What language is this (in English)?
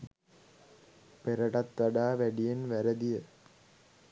Sinhala